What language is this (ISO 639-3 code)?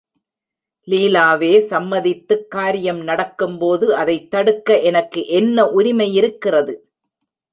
tam